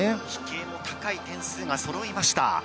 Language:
Japanese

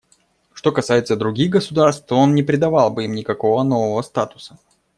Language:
Russian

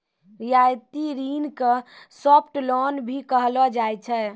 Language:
Maithili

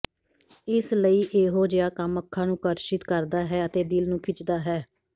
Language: Punjabi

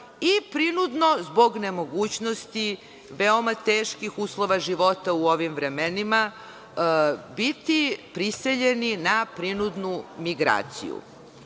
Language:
Serbian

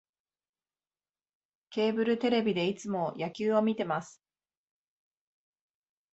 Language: Japanese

